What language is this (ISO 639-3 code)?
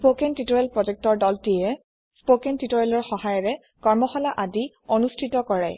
asm